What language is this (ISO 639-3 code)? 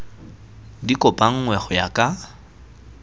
tsn